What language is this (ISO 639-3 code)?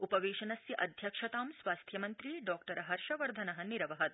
san